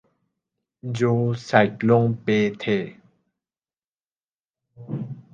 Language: Urdu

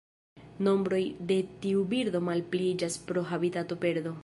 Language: Esperanto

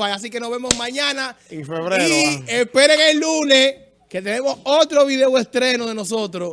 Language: Spanish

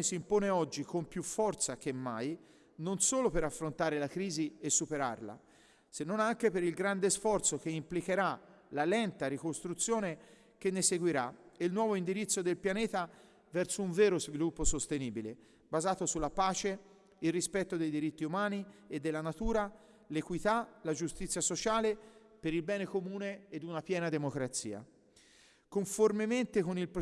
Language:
Italian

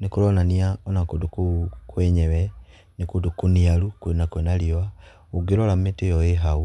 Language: Kikuyu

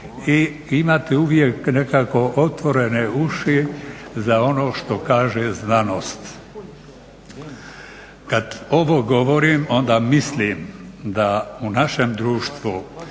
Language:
Croatian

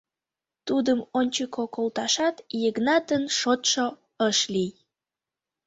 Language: Mari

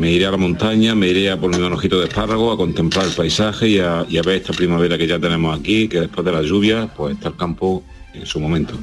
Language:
Spanish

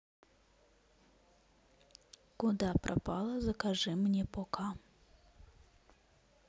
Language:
Russian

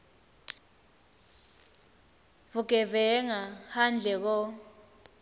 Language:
Swati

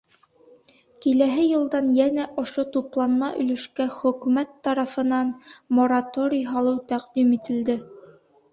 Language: Bashkir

